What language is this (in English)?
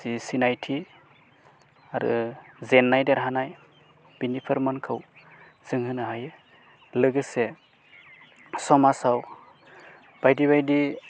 Bodo